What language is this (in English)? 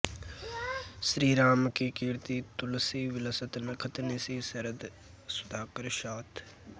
Sanskrit